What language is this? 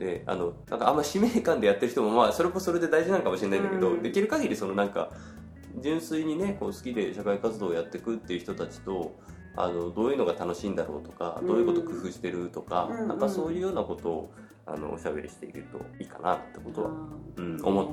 Japanese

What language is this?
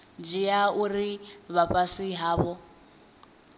Venda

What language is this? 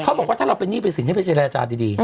Thai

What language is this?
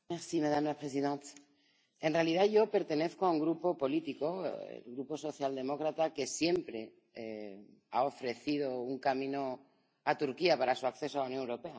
Spanish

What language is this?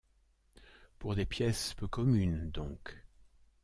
French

